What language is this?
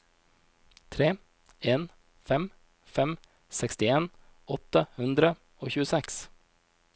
Norwegian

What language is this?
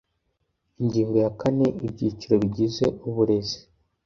Kinyarwanda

